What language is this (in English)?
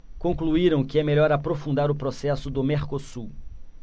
Portuguese